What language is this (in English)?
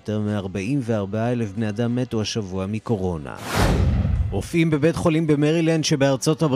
Hebrew